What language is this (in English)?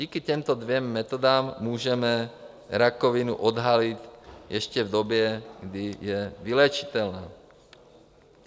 Czech